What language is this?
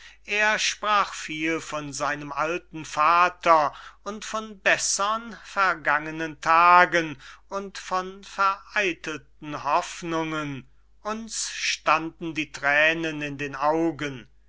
German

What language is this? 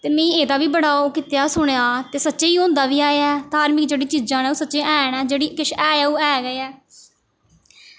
Dogri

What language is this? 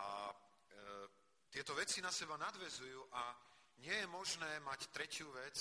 Slovak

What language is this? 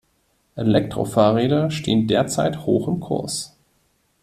German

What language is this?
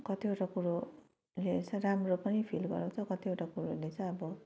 Nepali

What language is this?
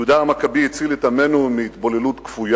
Hebrew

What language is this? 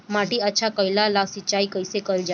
Bhojpuri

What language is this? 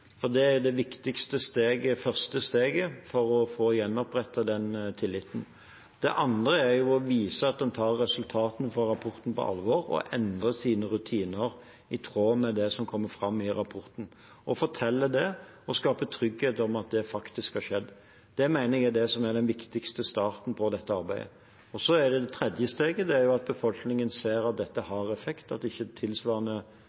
Norwegian Bokmål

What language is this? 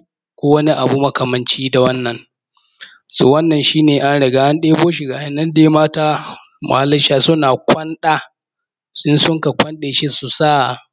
Hausa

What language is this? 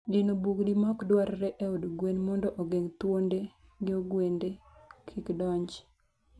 Luo (Kenya and Tanzania)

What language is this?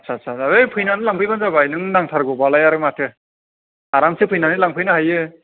Bodo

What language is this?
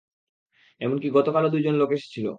Bangla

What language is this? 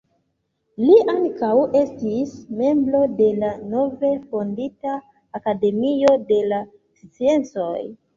Esperanto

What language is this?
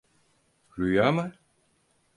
Turkish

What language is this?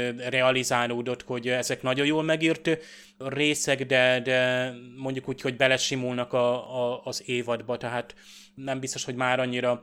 Hungarian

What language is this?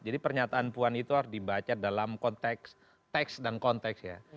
Indonesian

